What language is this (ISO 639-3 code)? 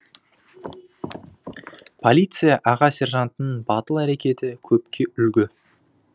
kaz